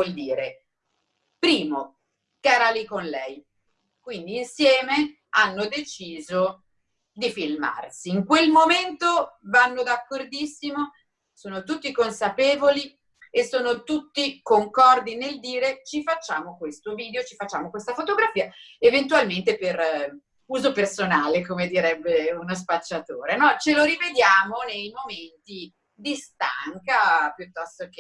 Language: Italian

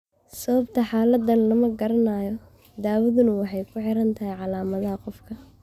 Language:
Somali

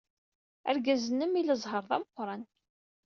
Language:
Kabyle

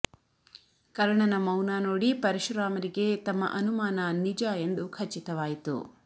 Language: Kannada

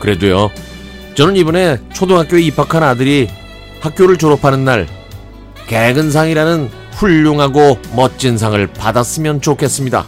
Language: Korean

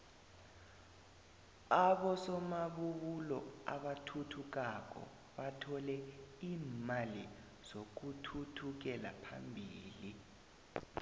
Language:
South Ndebele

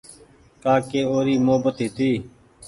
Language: Goaria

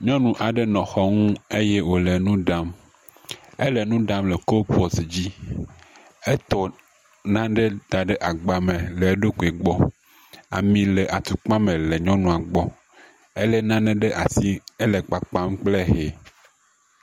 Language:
Ewe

